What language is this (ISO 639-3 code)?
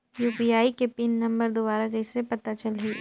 hne